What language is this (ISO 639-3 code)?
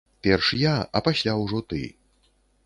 bel